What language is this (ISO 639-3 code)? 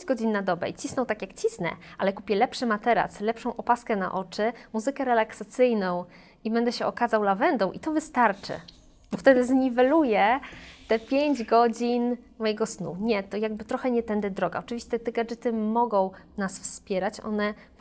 pol